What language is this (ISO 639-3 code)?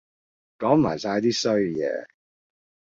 yue